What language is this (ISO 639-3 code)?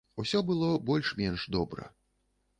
bel